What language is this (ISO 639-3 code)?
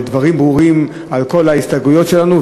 heb